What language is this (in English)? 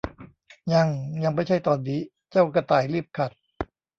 Thai